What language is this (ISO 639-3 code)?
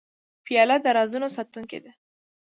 pus